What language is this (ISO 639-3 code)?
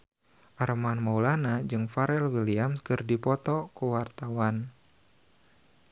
sun